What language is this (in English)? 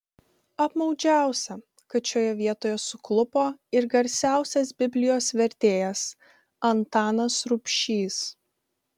Lithuanian